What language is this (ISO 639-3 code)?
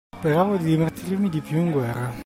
ita